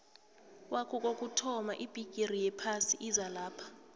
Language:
South Ndebele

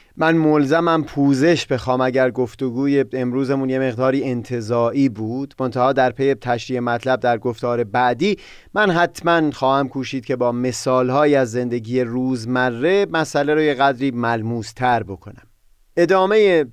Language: Persian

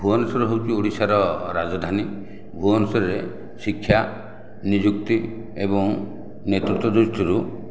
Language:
Odia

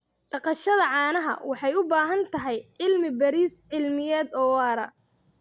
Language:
Somali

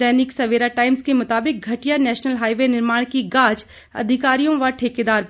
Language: Hindi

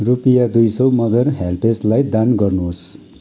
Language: Nepali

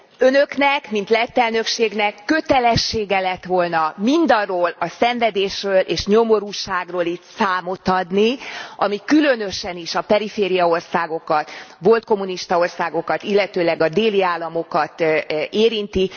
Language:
Hungarian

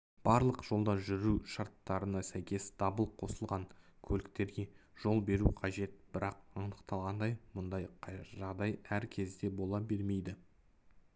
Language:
Kazakh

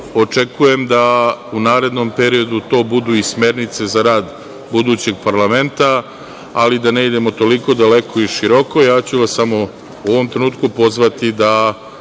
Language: Serbian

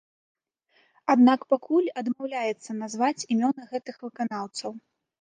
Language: Belarusian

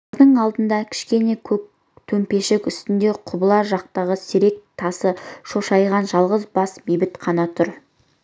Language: Kazakh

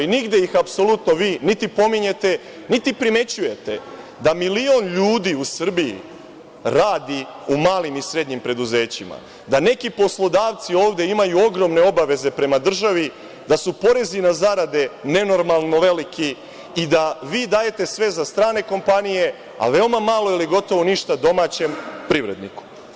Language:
Serbian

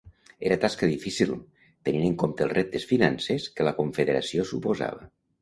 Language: Catalan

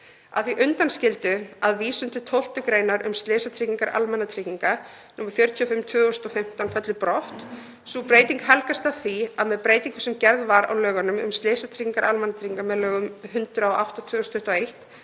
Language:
Icelandic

